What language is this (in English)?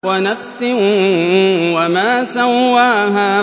Arabic